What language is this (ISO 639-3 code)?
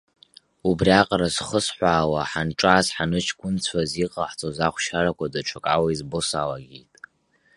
abk